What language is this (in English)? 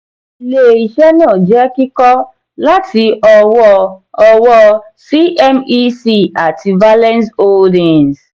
Yoruba